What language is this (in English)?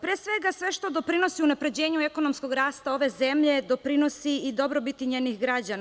Serbian